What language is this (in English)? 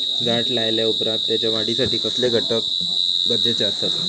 Marathi